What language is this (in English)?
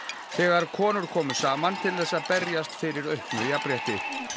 Icelandic